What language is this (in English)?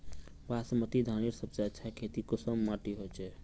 Magahi